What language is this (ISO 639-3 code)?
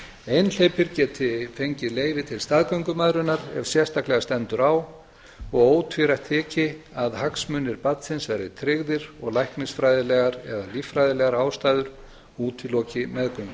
isl